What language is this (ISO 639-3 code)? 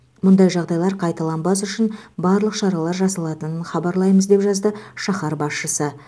kaz